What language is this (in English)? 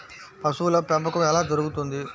Telugu